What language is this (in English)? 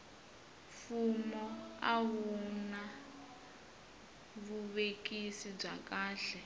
Tsonga